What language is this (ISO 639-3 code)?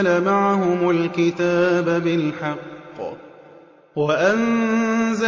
ara